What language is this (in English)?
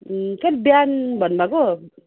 Nepali